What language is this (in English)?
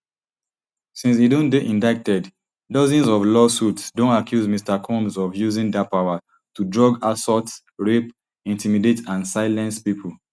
Nigerian Pidgin